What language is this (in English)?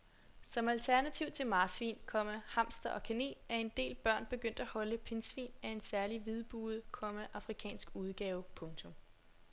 Danish